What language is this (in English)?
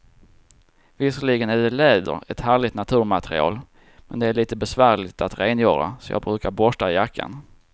Swedish